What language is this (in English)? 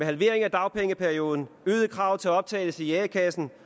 Danish